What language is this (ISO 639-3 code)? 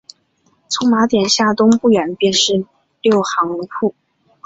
zho